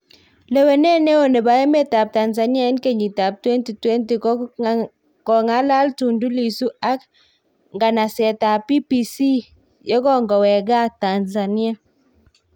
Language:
Kalenjin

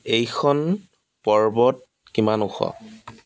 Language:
Assamese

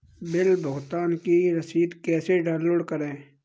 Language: Hindi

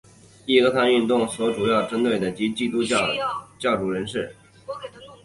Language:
Chinese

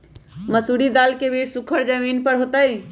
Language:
Magahi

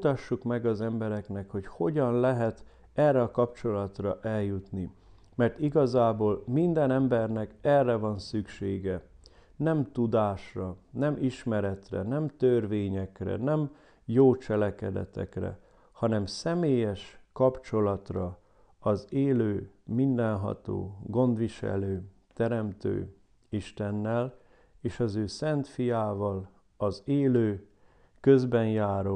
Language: Hungarian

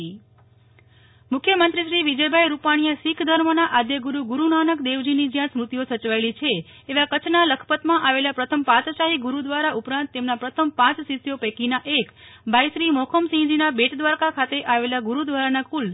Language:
Gujarati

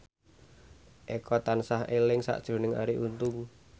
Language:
Javanese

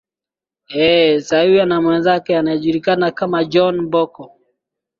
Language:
Swahili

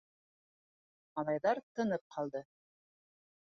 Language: Bashkir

